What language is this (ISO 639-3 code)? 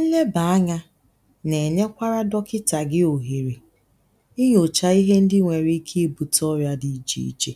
ibo